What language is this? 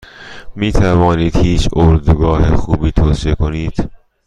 Persian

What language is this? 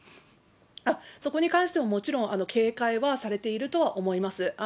Japanese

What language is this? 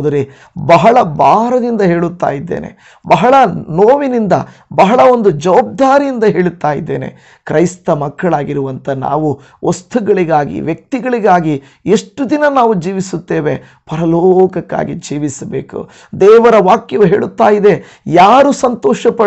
Kannada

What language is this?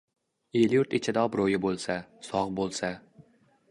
Uzbek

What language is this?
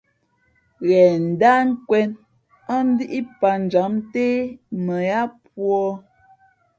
Fe'fe'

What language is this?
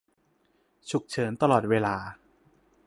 Thai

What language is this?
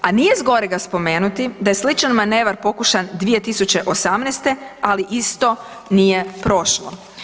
Croatian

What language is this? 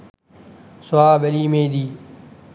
Sinhala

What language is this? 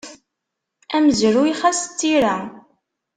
Kabyle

